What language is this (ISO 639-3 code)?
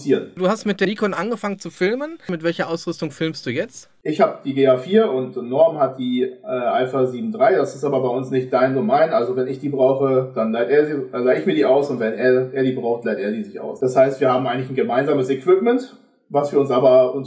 deu